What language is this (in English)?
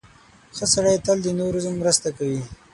Pashto